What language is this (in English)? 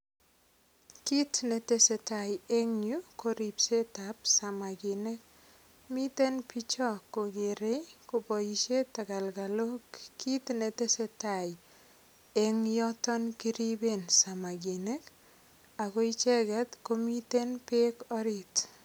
Kalenjin